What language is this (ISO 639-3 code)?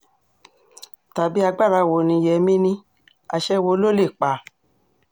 yor